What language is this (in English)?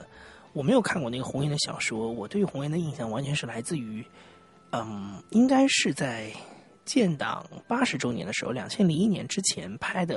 Chinese